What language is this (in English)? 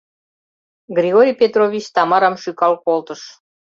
Mari